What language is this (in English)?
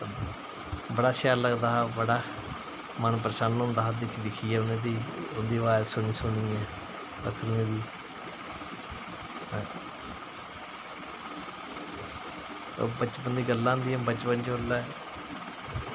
Dogri